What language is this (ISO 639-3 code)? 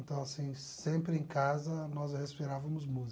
por